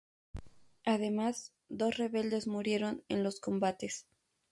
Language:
Spanish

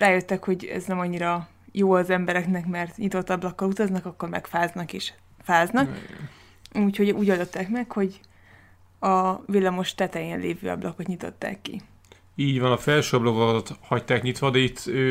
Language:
Hungarian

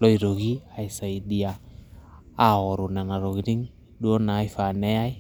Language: Masai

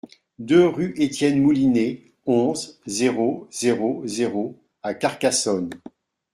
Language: French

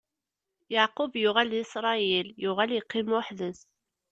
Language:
Kabyle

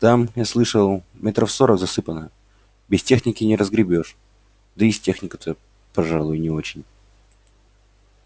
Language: Russian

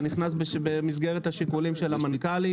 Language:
Hebrew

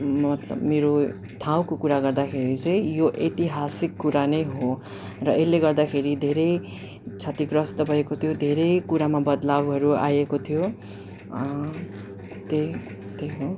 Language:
Nepali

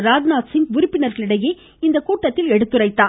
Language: Tamil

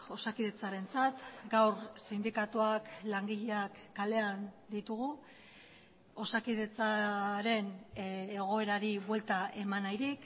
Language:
Basque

